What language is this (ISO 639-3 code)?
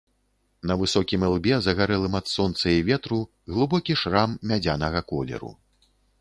bel